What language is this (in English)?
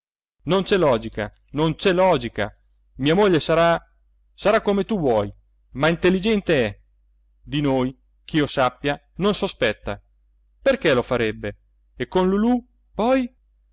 Italian